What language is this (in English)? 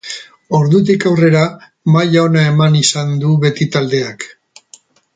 Basque